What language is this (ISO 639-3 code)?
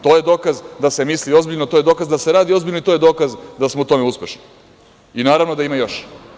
srp